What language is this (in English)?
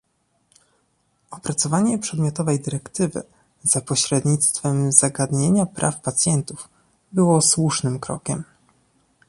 Polish